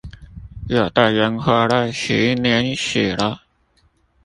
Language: Chinese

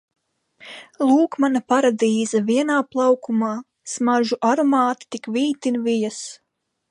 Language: Latvian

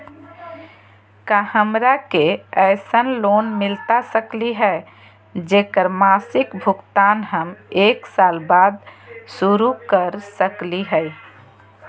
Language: Magahi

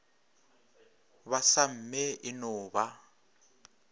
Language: Northern Sotho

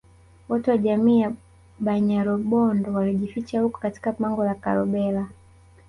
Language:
Swahili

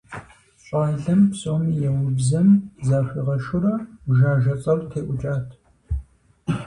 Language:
Kabardian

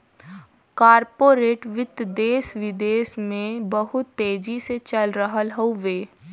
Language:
Bhojpuri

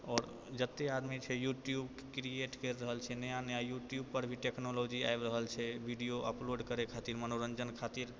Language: Maithili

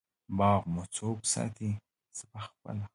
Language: Pashto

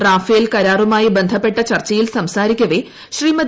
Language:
Malayalam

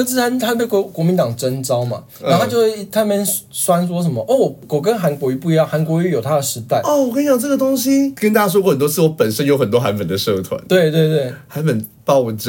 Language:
Chinese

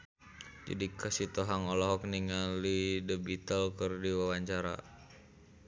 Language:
Sundanese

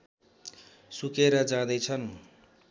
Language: Nepali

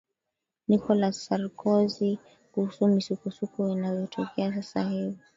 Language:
Swahili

